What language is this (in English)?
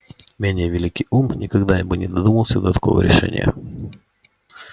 Russian